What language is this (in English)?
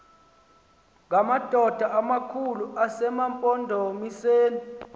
Xhosa